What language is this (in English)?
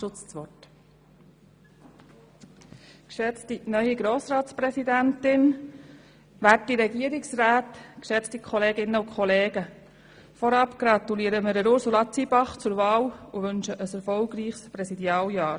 Swiss German